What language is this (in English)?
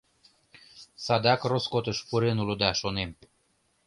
Mari